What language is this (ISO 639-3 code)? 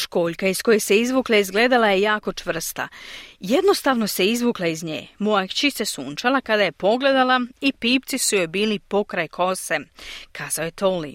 hrv